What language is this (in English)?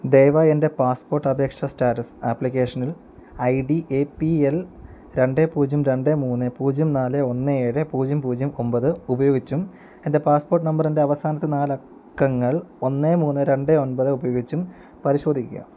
Malayalam